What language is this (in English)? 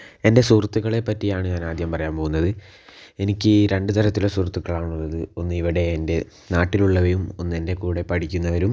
Malayalam